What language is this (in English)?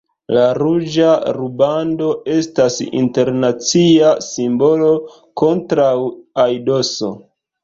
Esperanto